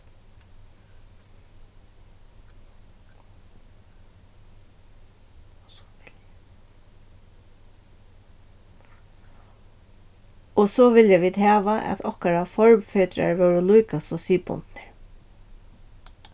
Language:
Faroese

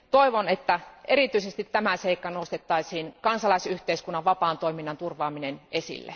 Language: Finnish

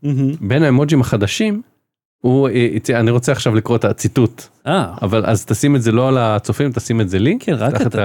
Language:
Hebrew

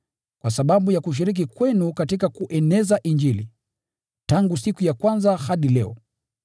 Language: Swahili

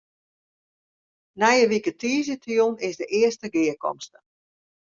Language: Western Frisian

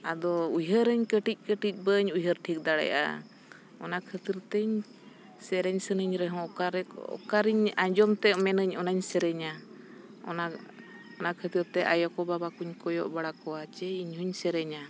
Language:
Santali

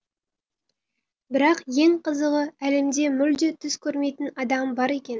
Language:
Kazakh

